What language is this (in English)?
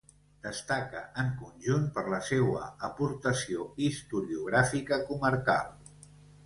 Catalan